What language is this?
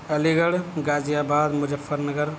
Urdu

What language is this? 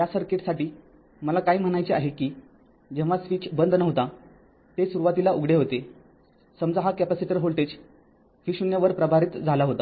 Marathi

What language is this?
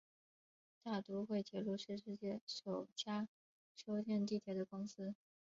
Chinese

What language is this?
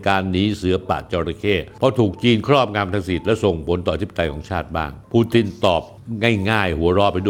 Thai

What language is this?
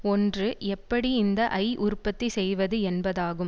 Tamil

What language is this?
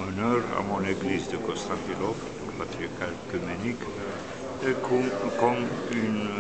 French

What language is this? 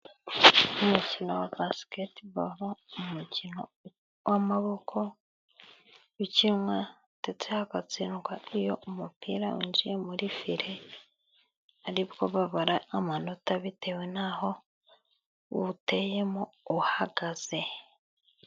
Kinyarwanda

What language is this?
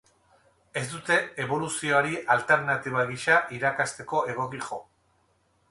Basque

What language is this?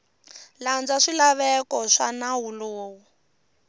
Tsonga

